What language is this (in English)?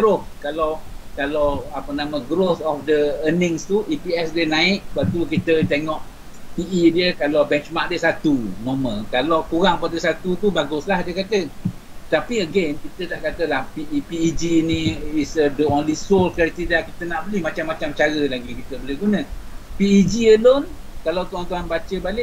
Malay